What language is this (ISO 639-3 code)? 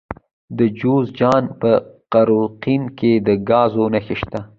pus